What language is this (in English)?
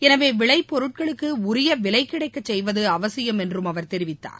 Tamil